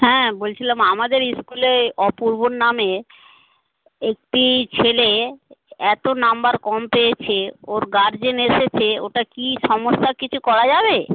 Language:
Bangla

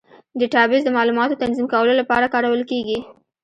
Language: Pashto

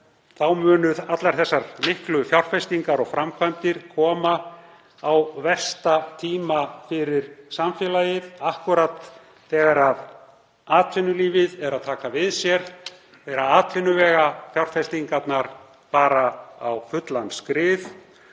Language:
Icelandic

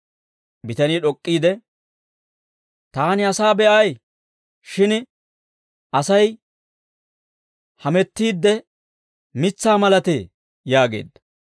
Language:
Dawro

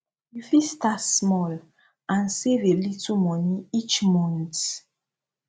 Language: Nigerian Pidgin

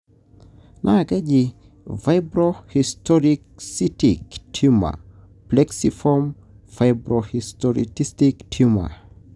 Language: Masai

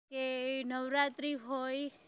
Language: Gujarati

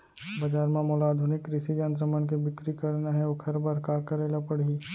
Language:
Chhattisgarhi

